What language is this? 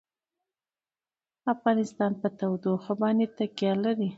Pashto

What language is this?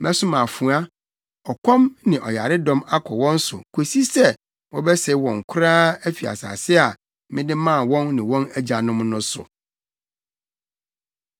Akan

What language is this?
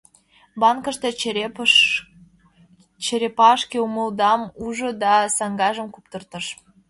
Mari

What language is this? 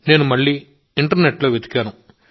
Telugu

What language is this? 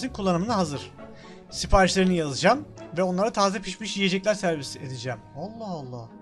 Turkish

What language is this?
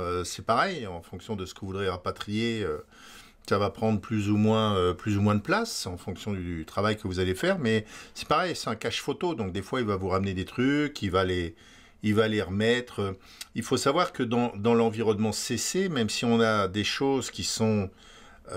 French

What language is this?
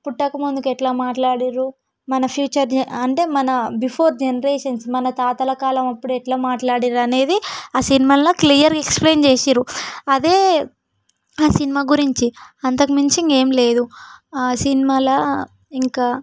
Telugu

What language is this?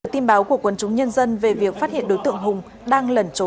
Vietnamese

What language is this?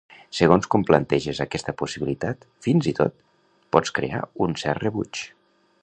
Catalan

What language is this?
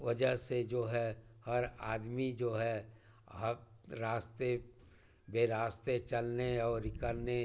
Hindi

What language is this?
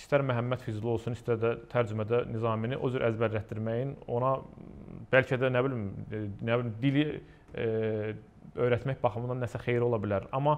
Turkish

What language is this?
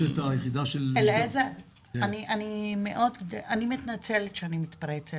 Hebrew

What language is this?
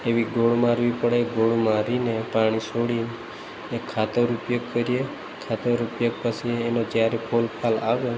Gujarati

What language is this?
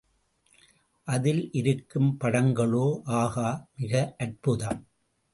Tamil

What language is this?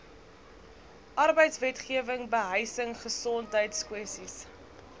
Afrikaans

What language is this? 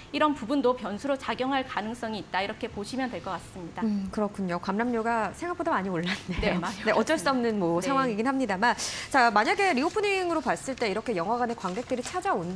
Korean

